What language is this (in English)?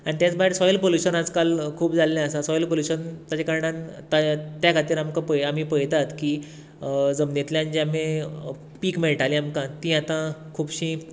Konkani